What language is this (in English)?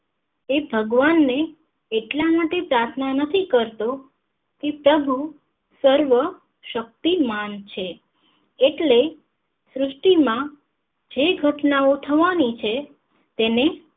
Gujarati